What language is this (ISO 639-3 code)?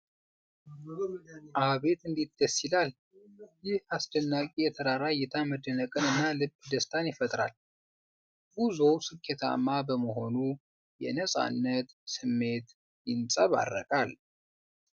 amh